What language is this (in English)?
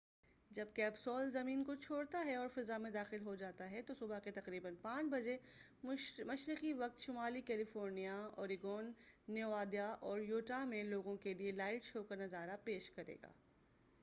Urdu